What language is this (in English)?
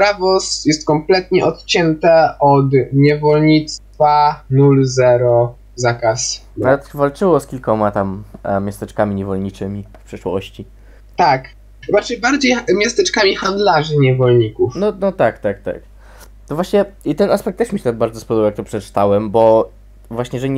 Polish